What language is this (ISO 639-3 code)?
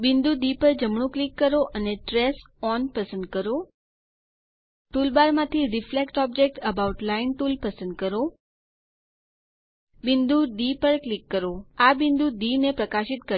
guj